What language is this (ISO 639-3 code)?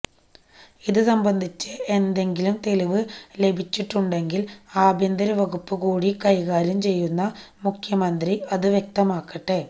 mal